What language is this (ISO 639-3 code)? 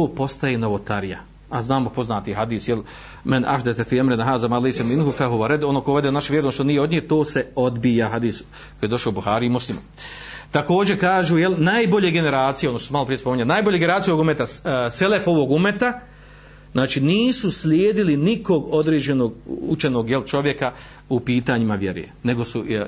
hrv